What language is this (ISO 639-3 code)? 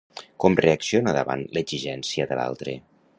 cat